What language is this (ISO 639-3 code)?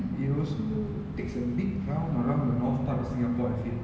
eng